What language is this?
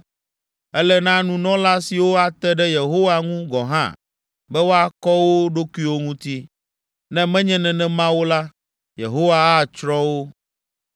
Ewe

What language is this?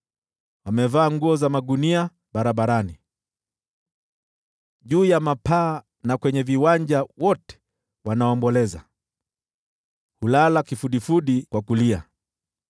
Swahili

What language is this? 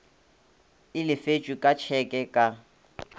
Northern Sotho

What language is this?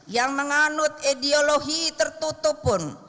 Indonesian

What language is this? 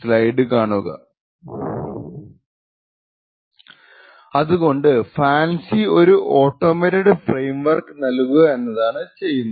Malayalam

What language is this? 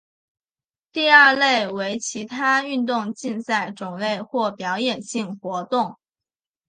Chinese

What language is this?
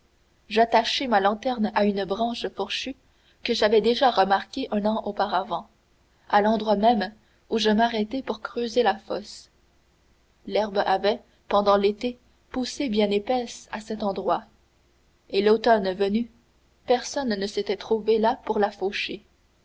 French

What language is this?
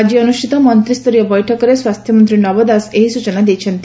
Odia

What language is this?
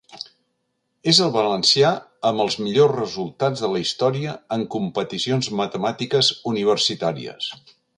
Catalan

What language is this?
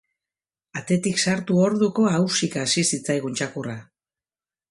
Basque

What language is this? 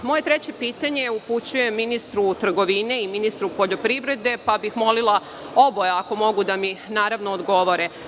Serbian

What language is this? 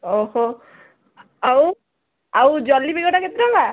Odia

